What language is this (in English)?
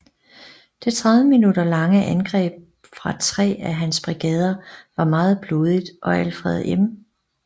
Danish